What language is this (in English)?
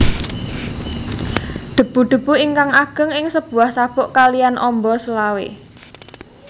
Javanese